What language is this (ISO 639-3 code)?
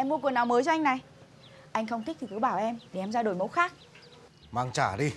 vie